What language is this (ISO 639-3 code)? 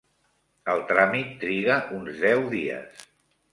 cat